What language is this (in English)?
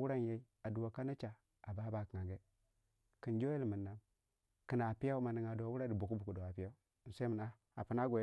Waja